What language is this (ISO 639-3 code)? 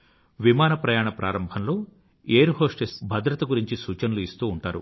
tel